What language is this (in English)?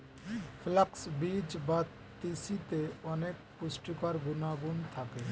Bangla